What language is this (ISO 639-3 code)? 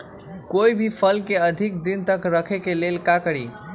mag